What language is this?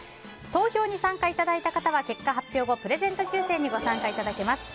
Japanese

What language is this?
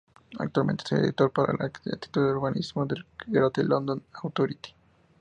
Spanish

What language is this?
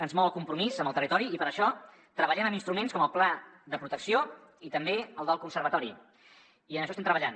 Catalan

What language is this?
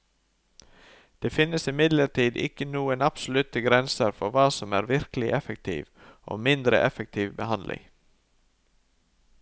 Norwegian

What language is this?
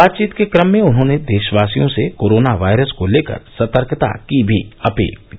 Hindi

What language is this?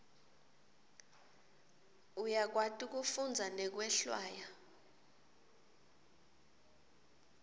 Swati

